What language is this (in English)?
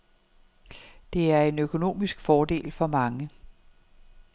Danish